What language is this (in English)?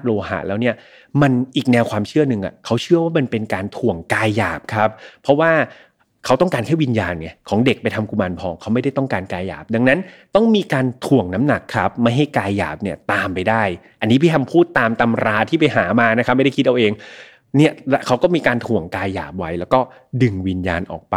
Thai